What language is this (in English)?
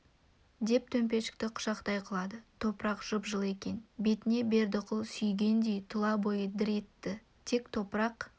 Kazakh